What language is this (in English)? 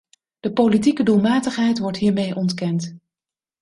Dutch